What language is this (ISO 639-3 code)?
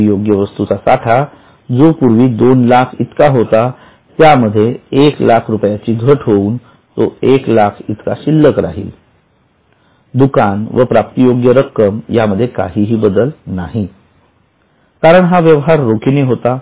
mar